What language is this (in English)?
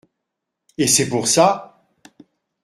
French